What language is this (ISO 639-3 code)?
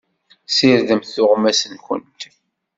kab